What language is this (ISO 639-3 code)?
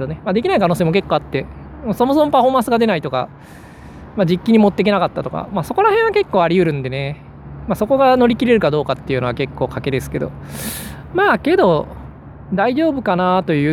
jpn